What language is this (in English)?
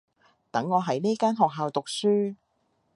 Cantonese